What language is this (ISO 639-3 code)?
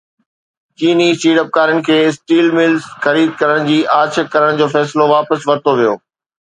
snd